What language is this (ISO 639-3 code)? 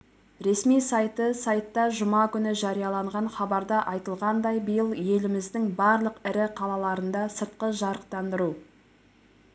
kaz